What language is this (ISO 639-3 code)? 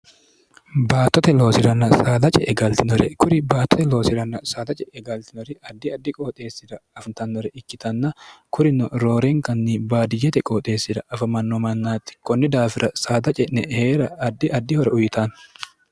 sid